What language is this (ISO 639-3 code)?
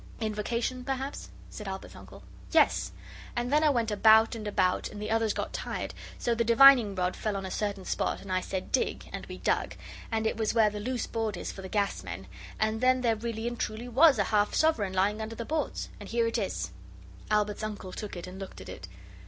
eng